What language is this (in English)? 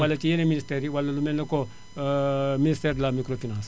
Wolof